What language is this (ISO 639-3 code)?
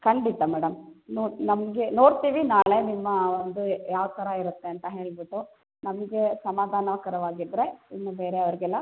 kan